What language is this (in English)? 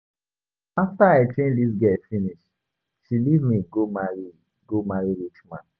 Nigerian Pidgin